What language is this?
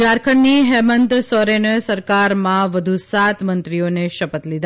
Gujarati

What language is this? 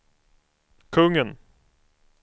Swedish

